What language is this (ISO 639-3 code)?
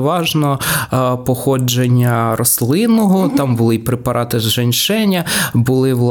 ukr